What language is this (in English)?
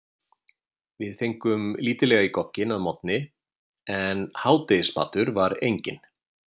Icelandic